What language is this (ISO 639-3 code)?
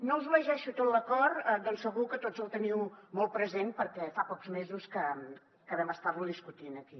cat